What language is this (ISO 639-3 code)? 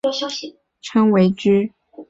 zho